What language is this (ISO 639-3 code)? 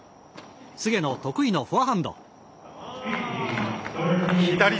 jpn